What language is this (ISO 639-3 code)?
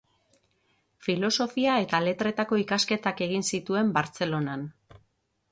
eus